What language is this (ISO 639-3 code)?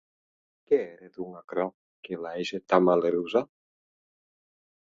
oci